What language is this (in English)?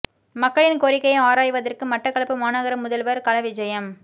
Tamil